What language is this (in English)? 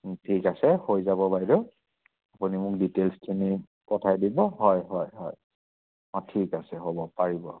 Assamese